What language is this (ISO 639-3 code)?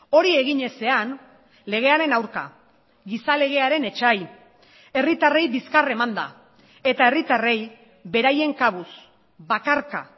eus